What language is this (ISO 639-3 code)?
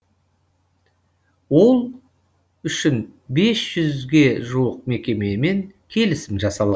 kaz